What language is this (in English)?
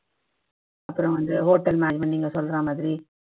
Tamil